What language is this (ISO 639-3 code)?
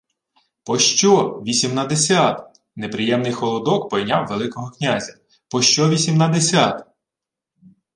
ukr